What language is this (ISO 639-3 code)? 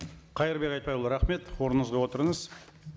kaz